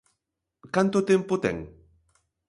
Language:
Galician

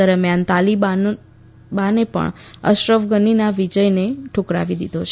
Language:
Gujarati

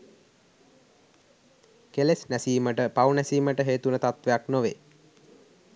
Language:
Sinhala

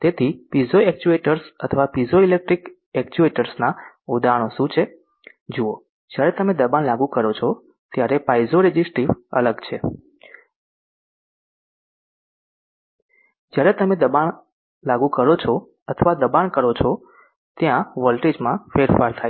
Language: Gujarati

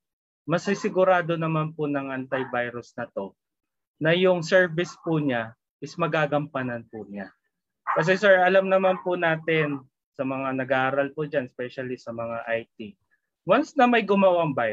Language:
Filipino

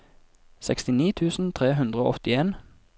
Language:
Norwegian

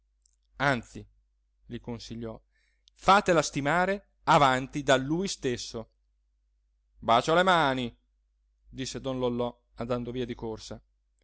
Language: Italian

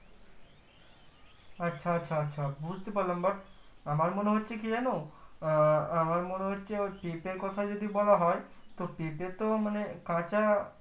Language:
Bangla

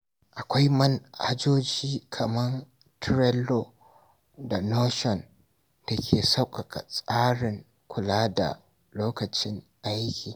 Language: Hausa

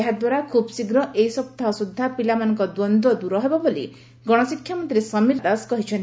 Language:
Odia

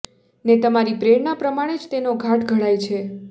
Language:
Gujarati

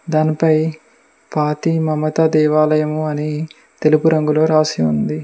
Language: Telugu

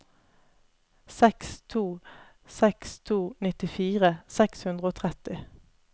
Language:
Norwegian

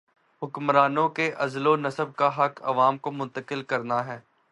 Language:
Urdu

